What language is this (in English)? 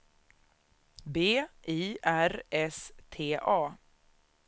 Swedish